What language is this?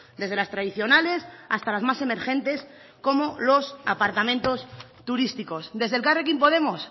Spanish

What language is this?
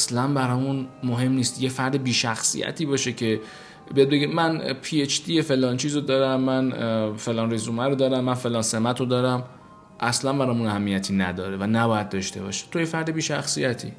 Persian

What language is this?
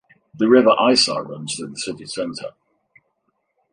English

